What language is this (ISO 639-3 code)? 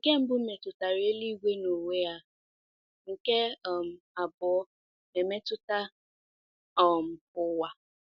ibo